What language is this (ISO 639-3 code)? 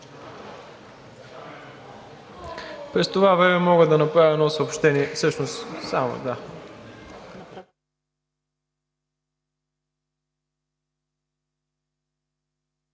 bul